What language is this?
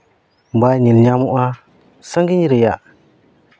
Santali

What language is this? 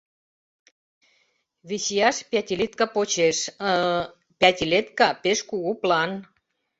Mari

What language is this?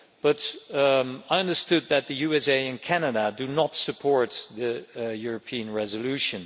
English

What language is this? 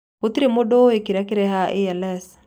Kikuyu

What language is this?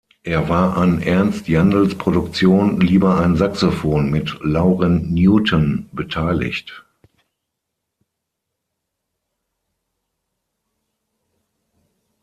German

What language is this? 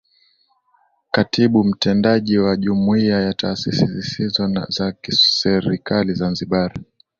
Swahili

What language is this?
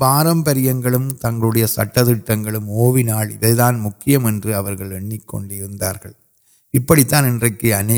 Urdu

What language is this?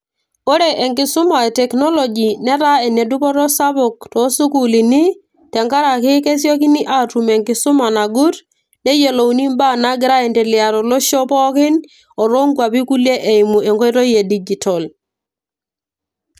Masai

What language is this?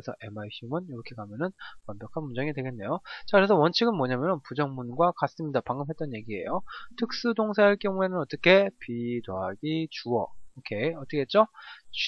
Korean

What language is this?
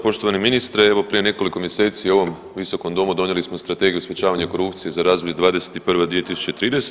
Croatian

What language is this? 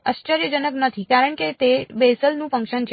Gujarati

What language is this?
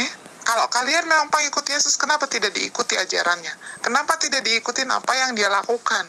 Indonesian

